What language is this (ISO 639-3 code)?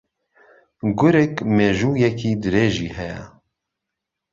ckb